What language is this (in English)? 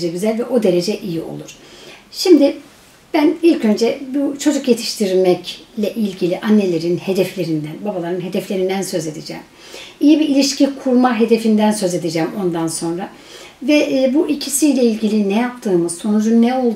Turkish